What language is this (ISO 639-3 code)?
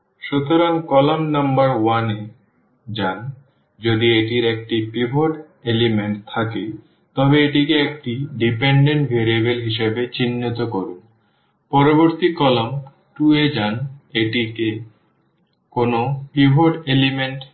ben